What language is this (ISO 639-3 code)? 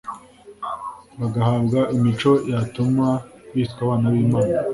kin